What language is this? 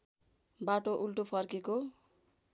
Nepali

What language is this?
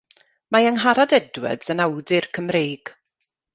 Welsh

